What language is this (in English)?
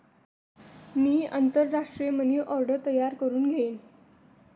Marathi